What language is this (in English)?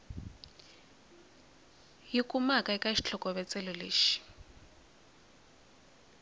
Tsonga